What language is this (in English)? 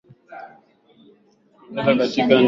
Swahili